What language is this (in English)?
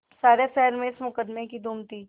Hindi